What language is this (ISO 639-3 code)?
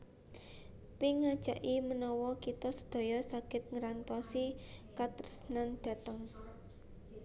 jav